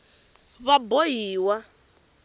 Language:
Tsonga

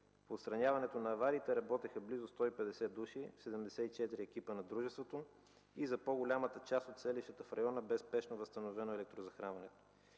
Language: Bulgarian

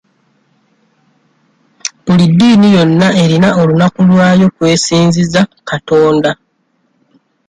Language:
Ganda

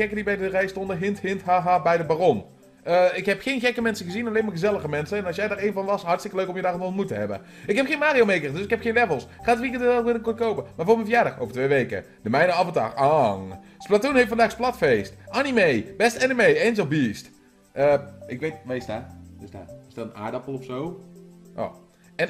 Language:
Dutch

